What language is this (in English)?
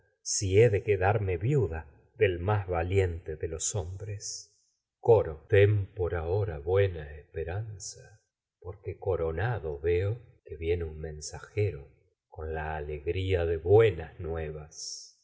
Spanish